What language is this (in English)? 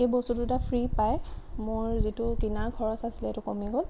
Assamese